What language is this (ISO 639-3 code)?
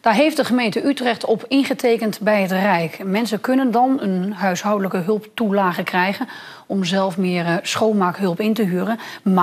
nld